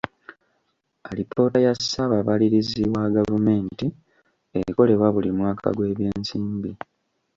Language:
Ganda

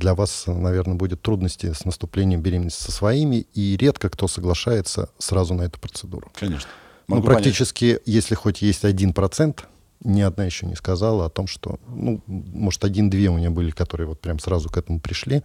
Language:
Russian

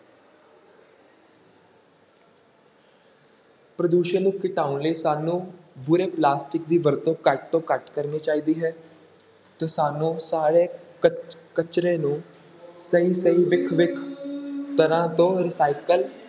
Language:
Punjabi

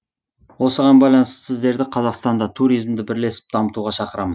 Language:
Kazakh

